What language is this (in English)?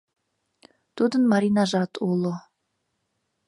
Mari